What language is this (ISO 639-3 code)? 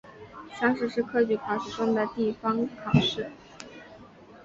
zho